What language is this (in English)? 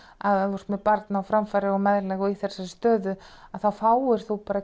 Icelandic